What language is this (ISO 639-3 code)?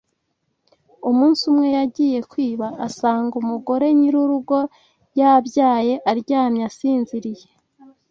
kin